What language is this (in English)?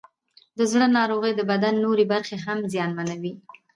Pashto